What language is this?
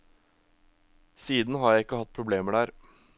Norwegian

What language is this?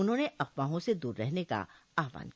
Hindi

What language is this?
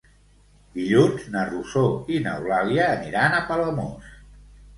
Catalan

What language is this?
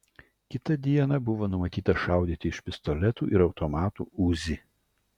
Lithuanian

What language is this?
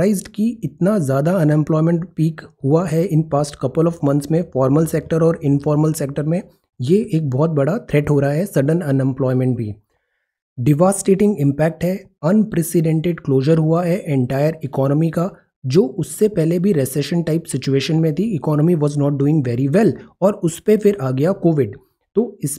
Hindi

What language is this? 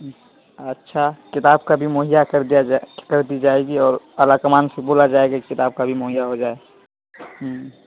Urdu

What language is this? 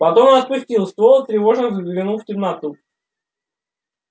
Russian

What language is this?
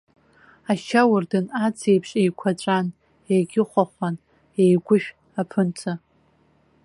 Abkhazian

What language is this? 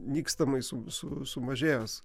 Lithuanian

